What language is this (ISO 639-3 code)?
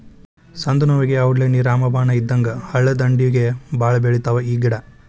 kan